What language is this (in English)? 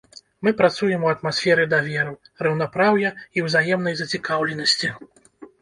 Belarusian